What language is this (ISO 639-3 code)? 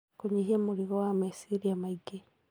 kik